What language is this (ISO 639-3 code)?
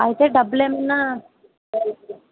tel